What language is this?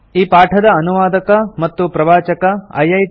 Kannada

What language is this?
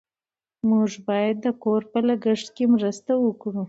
Pashto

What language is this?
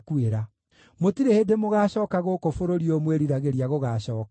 Kikuyu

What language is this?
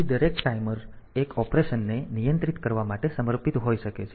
Gujarati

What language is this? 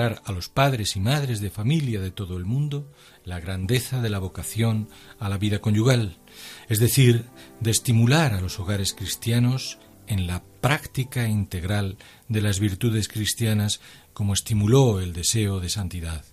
Spanish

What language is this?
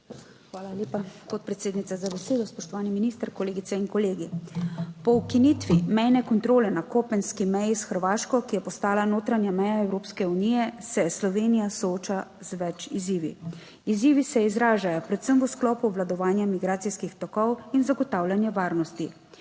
Slovenian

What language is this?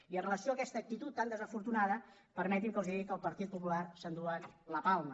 Catalan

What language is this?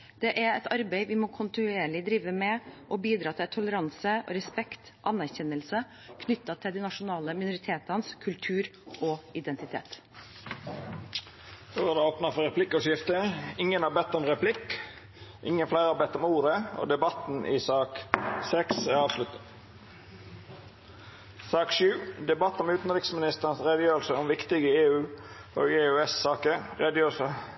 Norwegian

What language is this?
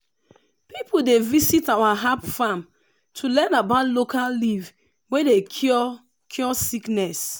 Nigerian Pidgin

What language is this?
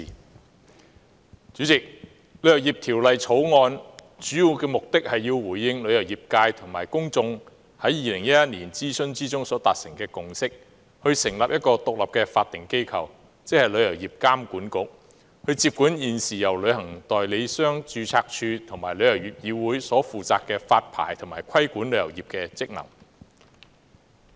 Cantonese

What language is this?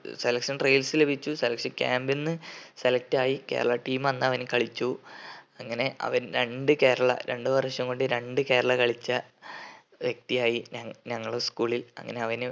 Malayalam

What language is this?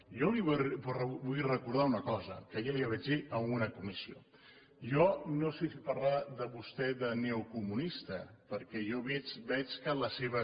Catalan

